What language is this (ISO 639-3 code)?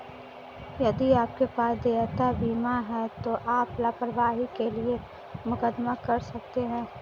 hin